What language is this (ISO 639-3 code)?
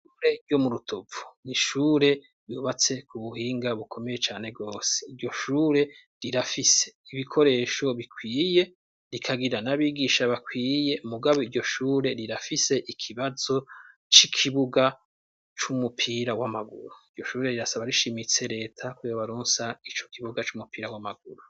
run